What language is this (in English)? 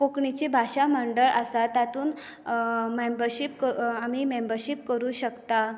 Konkani